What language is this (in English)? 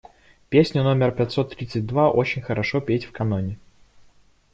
Russian